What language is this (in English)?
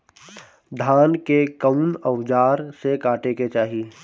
Bhojpuri